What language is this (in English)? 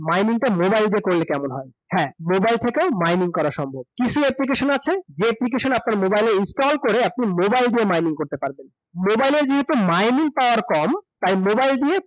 Bangla